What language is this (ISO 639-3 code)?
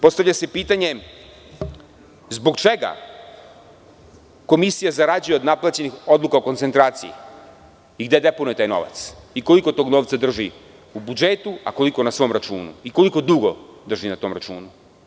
srp